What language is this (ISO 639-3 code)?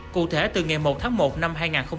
vie